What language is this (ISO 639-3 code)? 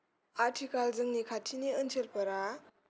brx